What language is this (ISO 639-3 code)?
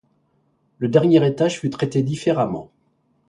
fra